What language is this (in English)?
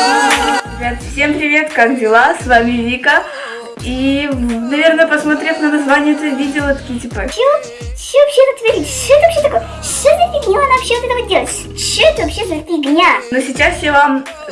Russian